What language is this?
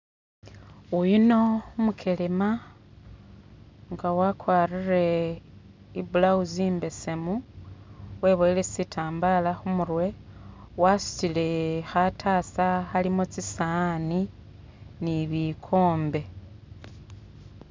Masaaba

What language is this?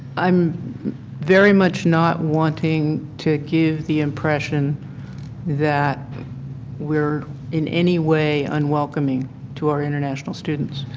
English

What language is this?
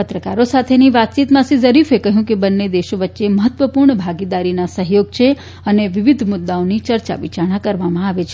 Gujarati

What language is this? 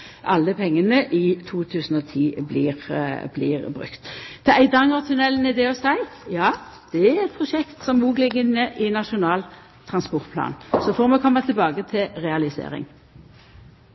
Norwegian Nynorsk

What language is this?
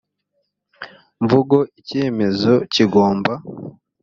Kinyarwanda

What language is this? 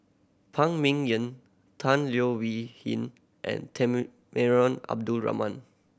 English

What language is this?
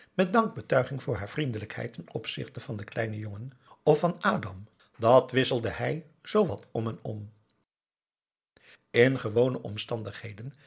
Dutch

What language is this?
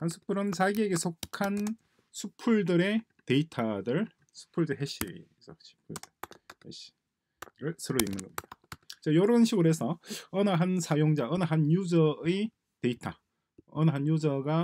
Korean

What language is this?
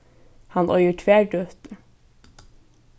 Faroese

